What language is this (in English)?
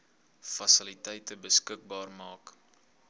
Afrikaans